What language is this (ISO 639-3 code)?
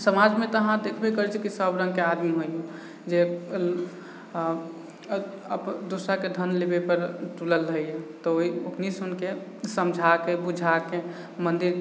mai